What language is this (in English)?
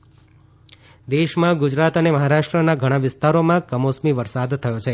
Gujarati